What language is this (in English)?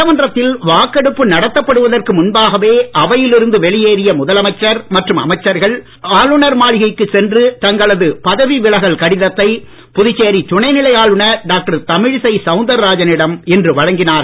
Tamil